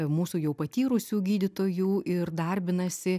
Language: Lithuanian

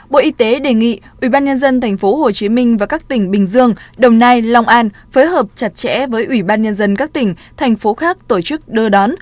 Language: Vietnamese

